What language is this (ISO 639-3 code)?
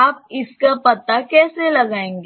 hin